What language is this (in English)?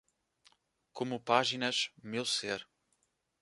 Portuguese